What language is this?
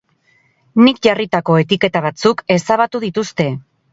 Basque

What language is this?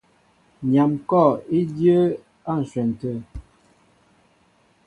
Mbo (Cameroon)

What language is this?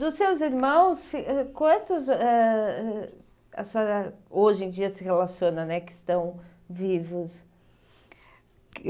Portuguese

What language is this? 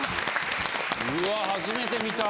Japanese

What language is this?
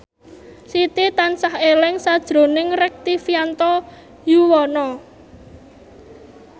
Javanese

